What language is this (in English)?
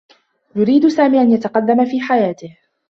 Arabic